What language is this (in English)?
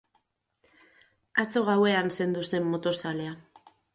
Basque